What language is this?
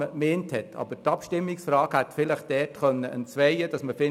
Swiss German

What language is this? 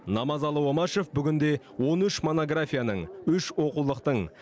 Kazakh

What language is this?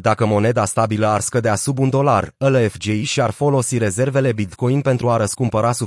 Romanian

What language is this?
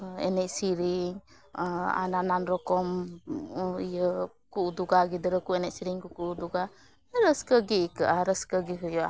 Santali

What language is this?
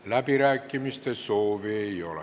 Estonian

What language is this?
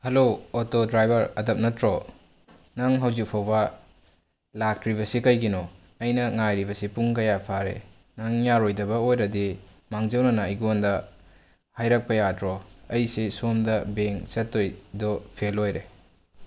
Manipuri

